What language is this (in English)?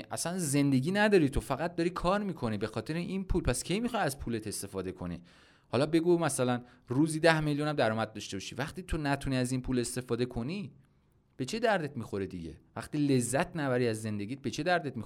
Persian